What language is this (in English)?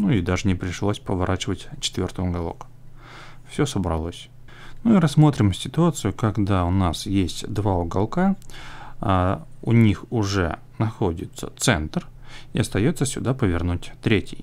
Russian